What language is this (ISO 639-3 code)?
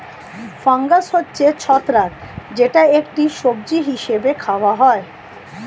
ben